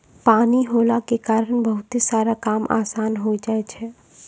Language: Maithili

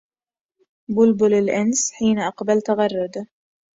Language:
Arabic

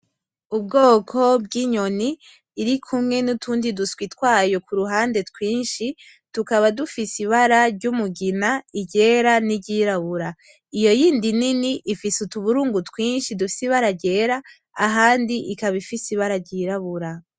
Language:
Rundi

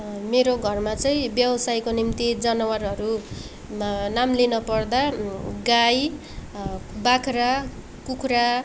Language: Nepali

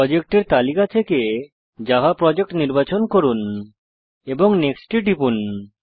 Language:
Bangla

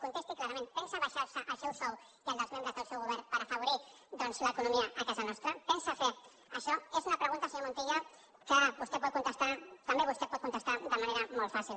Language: Catalan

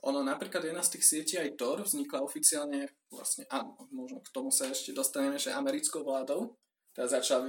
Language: Slovak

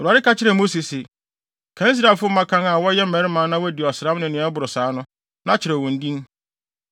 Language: Akan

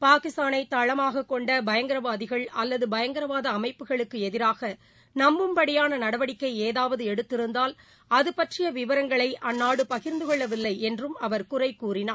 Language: Tamil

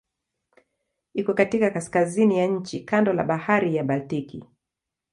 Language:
Swahili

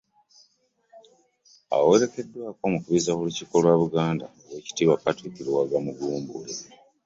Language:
Ganda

